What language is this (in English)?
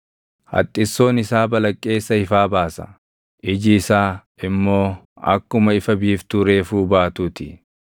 Oromo